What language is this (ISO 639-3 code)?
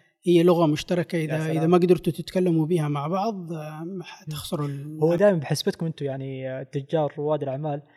ara